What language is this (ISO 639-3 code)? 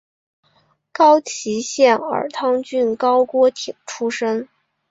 zho